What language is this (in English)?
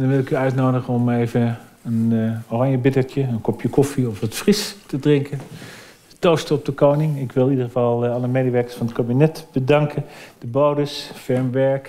Dutch